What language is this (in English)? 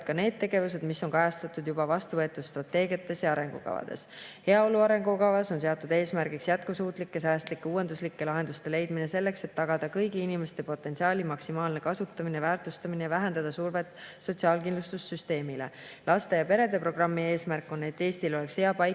Estonian